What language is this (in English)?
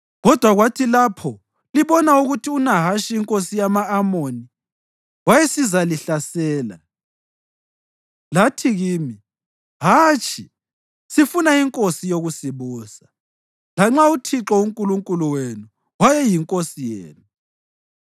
North Ndebele